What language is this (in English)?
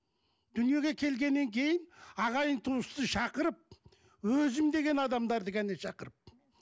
Kazakh